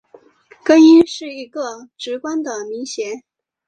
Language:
Chinese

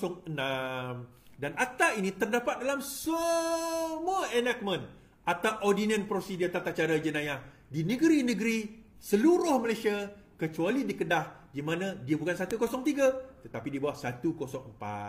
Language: Malay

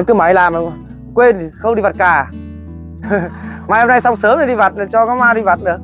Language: Vietnamese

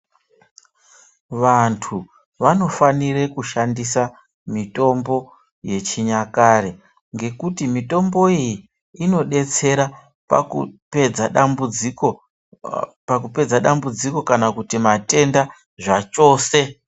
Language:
Ndau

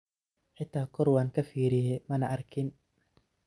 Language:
Somali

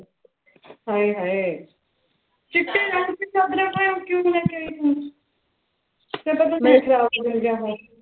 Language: Punjabi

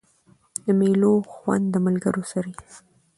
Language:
Pashto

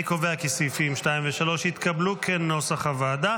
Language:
Hebrew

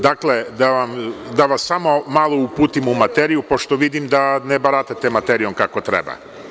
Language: Serbian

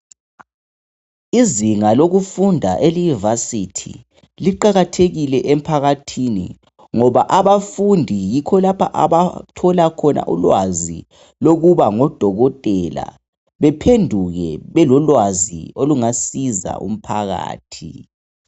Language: North Ndebele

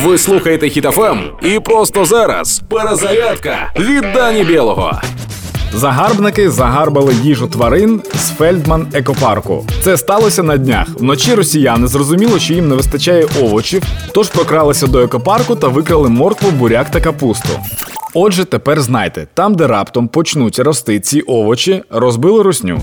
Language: Ukrainian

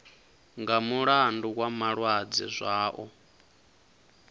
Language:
Venda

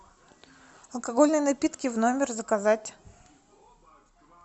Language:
Russian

